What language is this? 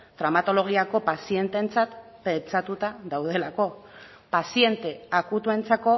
Basque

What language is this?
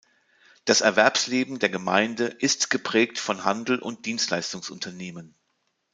German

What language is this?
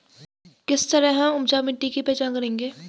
Hindi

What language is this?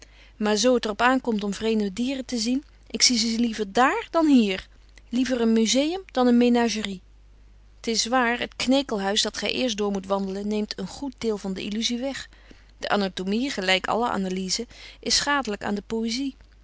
Dutch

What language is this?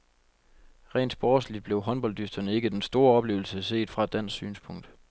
Danish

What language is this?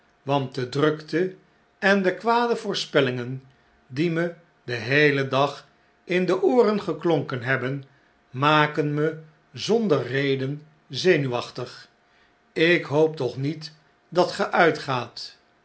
Dutch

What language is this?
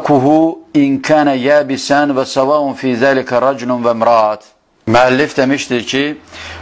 Turkish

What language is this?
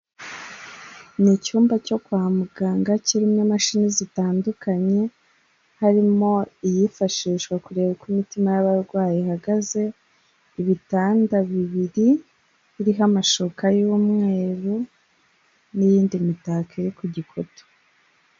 Kinyarwanda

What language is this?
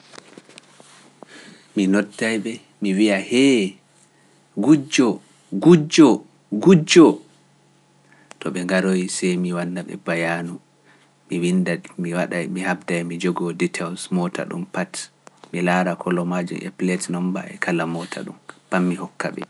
Pular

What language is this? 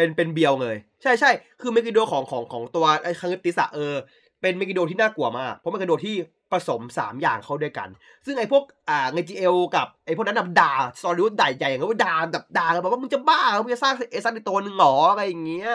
Thai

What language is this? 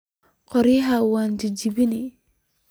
Somali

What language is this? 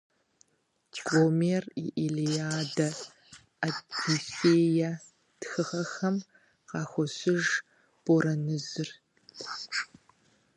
Kabardian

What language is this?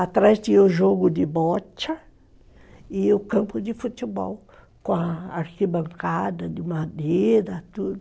Portuguese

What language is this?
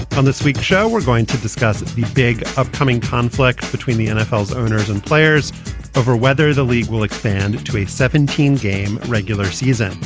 English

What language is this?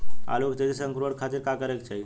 Bhojpuri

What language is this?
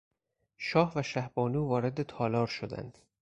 Persian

